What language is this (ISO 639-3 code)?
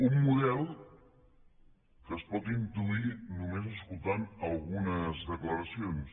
cat